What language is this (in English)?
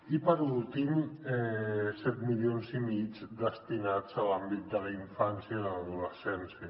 Catalan